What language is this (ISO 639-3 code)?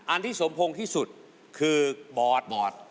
tha